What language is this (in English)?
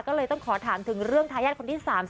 Thai